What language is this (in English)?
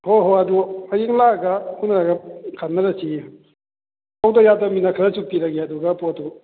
Manipuri